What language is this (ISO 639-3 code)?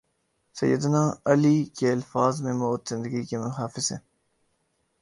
urd